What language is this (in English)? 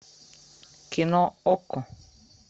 Russian